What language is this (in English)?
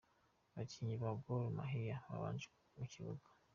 Kinyarwanda